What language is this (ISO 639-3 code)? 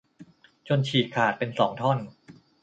tha